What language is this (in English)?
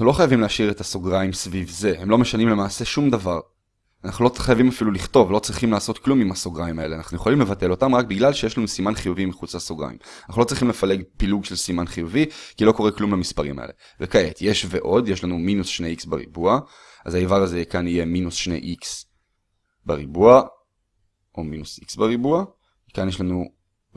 Hebrew